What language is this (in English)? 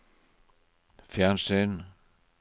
Norwegian